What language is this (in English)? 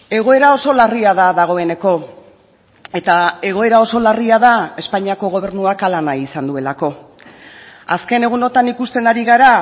Basque